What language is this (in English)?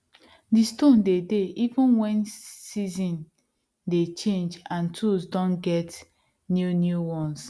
Nigerian Pidgin